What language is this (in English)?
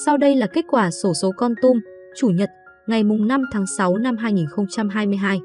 Vietnamese